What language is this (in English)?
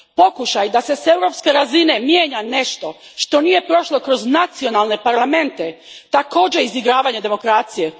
Croatian